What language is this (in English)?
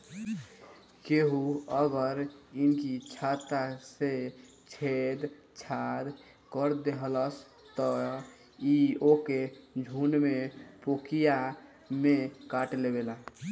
Bhojpuri